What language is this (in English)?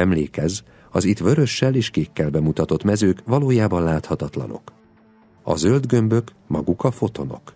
Hungarian